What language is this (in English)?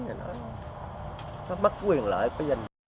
Vietnamese